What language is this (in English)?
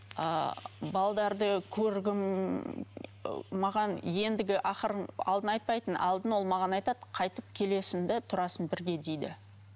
Kazakh